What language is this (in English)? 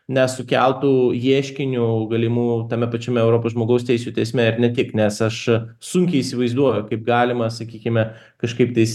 Lithuanian